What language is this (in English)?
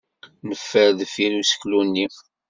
Kabyle